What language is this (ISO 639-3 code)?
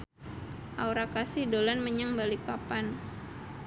jav